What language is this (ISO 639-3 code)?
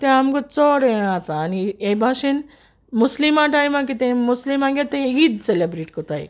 kok